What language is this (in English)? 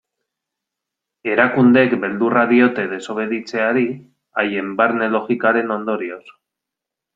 Basque